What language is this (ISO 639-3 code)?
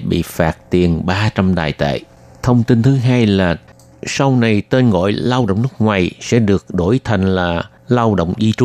vie